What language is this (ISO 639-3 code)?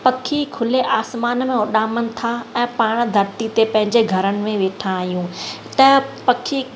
snd